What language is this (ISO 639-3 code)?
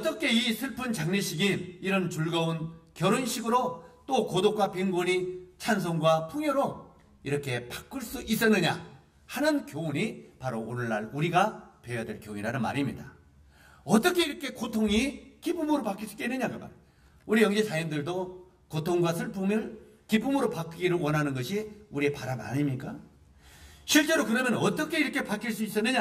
kor